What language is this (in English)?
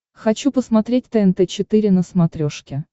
Russian